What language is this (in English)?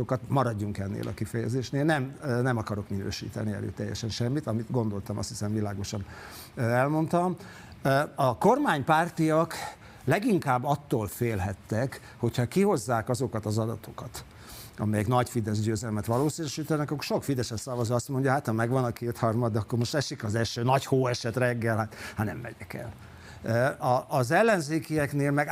Hungarian